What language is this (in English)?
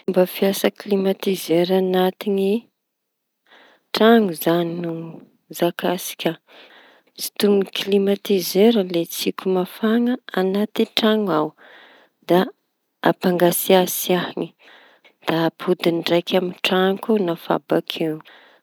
Tanosy Malagasy